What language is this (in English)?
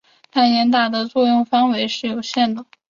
Chinese